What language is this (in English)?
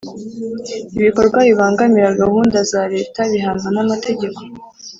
Kinyarwanda